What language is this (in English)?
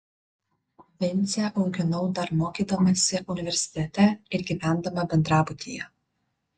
Lithuanian